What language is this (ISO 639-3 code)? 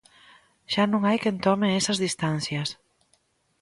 glg